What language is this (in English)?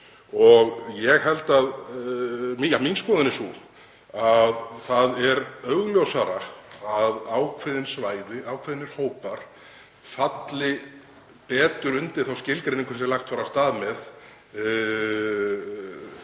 Icelandic